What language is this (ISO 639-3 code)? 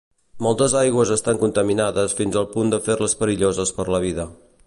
cat